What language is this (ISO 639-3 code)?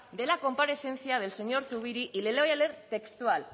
spa